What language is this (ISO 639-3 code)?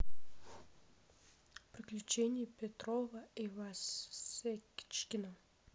rus